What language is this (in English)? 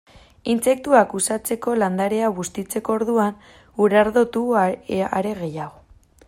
Basque